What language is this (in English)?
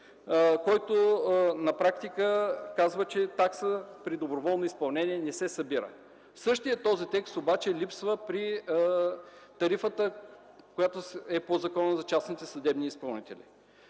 Bulgarian